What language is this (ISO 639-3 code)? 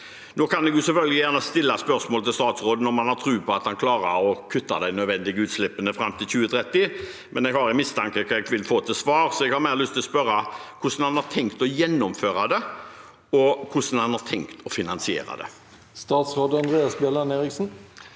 nor